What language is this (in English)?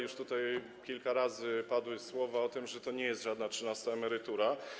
Polish